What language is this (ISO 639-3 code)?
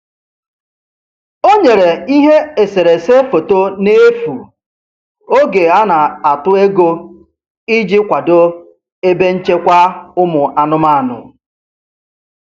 ibo